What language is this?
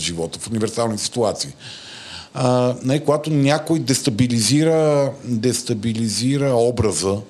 Bulgarian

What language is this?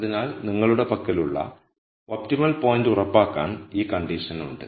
Malayalam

